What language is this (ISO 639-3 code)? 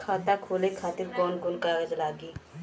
bho